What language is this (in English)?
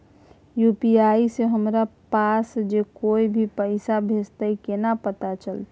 Maithili